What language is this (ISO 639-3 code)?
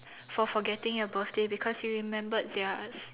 eng